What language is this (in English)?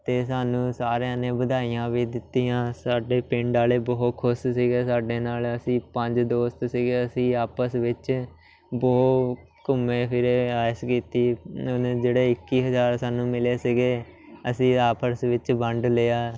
Punjabi